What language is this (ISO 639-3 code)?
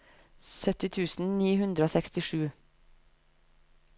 nor